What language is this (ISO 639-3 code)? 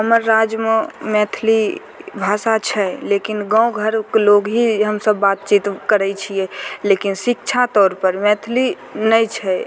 mai